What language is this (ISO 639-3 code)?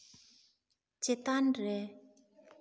sat